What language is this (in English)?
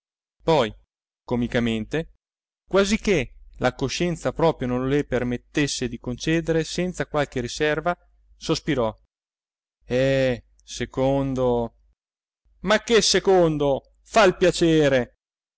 Italian